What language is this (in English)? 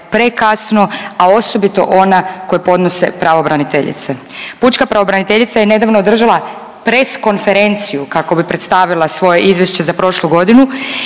Croatian